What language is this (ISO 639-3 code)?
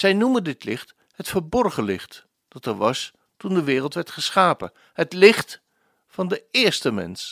nld